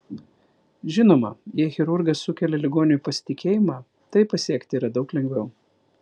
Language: Lithuanian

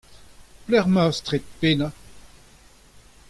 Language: Breton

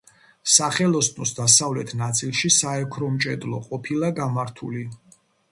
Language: Georgian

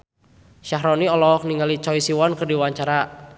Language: Sundanese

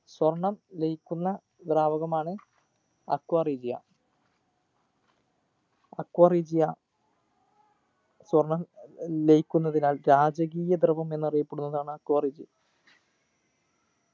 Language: Malayalam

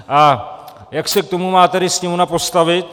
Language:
Czech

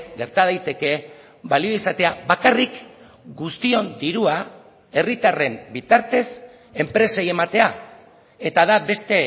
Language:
Basque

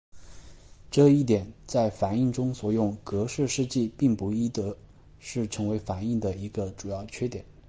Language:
Chinese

